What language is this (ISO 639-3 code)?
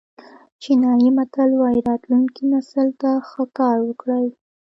pus